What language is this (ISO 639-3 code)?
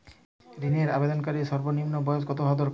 ben